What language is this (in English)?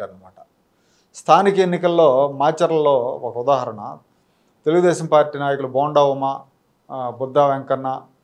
Telugu